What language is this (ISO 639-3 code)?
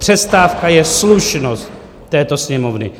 ces